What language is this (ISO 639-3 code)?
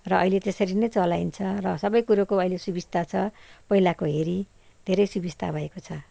nep